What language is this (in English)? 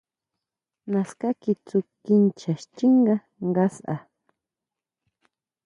Huautla Mazatec